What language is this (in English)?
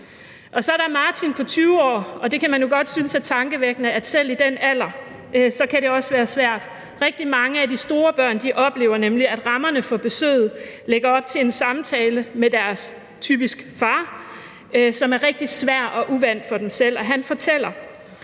Danish